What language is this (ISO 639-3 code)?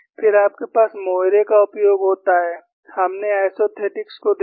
hin